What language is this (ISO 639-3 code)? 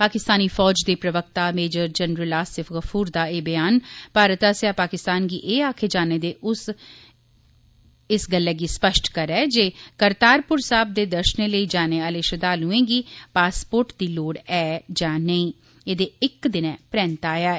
doi